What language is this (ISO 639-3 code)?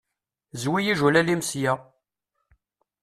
kab